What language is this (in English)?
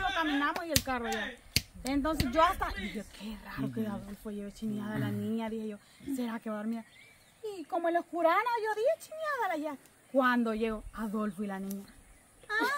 Spanish